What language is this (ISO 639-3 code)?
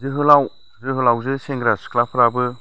brx